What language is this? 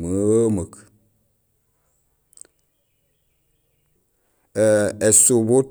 Gusilay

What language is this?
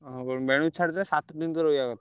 Odia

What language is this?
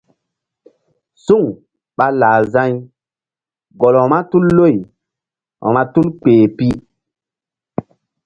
Mbum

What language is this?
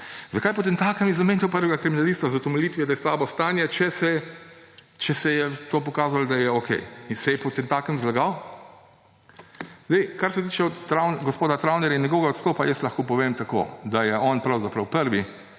Slovenian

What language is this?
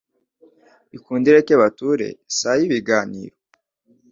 Kinyarwanda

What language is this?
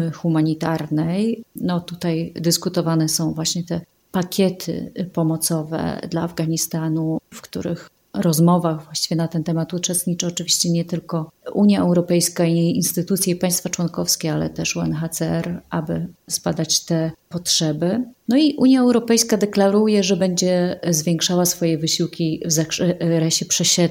Polish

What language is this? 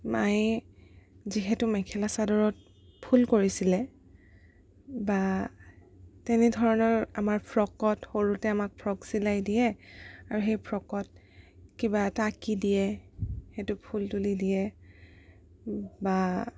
Assamese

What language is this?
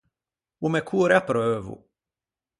Ligurian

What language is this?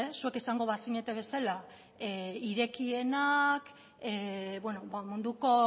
Basque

